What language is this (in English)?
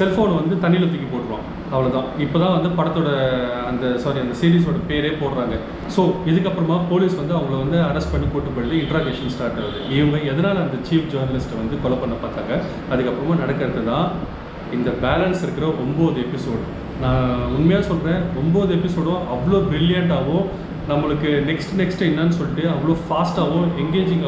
Hindi